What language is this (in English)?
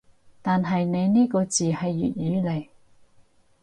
Cantonese